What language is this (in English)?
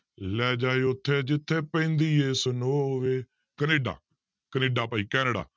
Punjabi